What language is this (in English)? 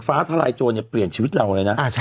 Thai